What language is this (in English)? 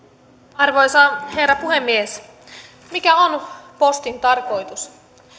Finnish